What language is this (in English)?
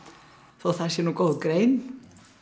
Icelandic